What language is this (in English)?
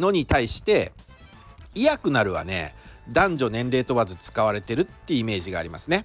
Japanese